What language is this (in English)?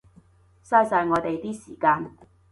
Cantonese